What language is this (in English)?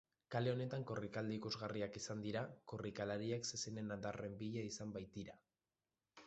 Basque